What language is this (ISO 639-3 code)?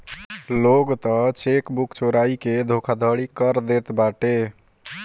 bho